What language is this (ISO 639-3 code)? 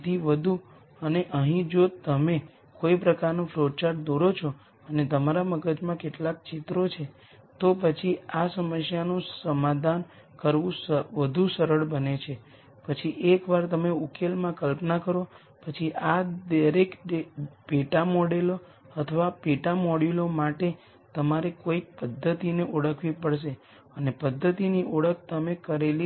guj